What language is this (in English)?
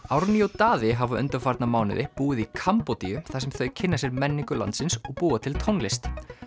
Icelandic